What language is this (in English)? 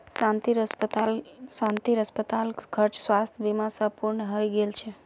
Magahi